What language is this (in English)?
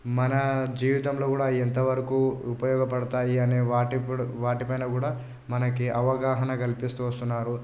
Telugu